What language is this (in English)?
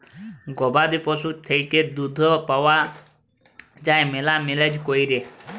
Bangla